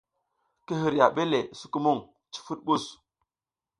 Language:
South Giziga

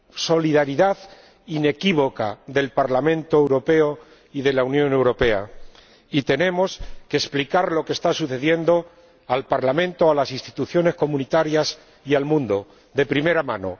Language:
Spanish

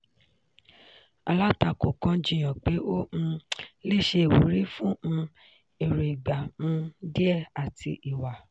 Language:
Yoruba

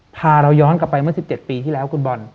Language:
Thai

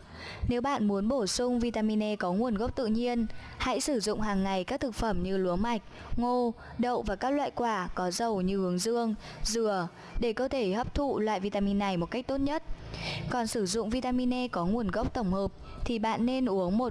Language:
Vietnamese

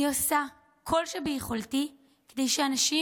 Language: Hebrew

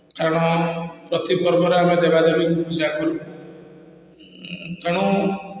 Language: Odia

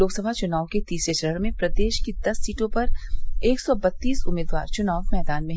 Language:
Hindi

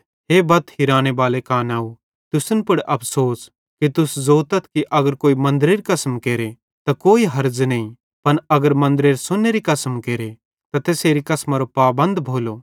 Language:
Bhadrawahi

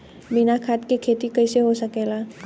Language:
Bhojpuri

